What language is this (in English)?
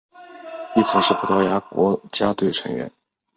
Chinese